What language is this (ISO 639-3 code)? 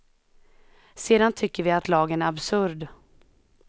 swe